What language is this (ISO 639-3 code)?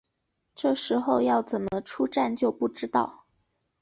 zho